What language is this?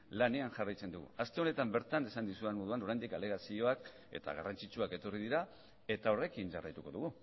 Basque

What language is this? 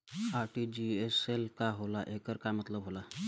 Bhojpuri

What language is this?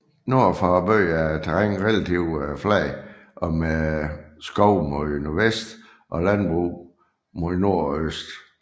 Danish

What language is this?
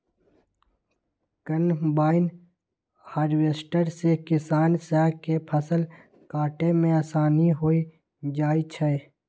Magahi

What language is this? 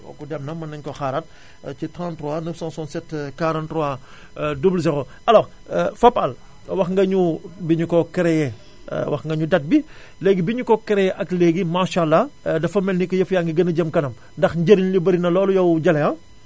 Wolof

